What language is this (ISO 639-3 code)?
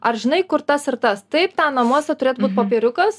lit